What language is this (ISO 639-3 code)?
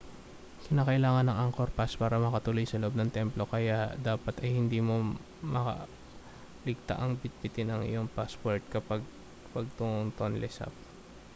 fil